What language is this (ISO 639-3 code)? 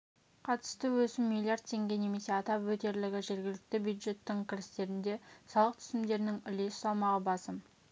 kaz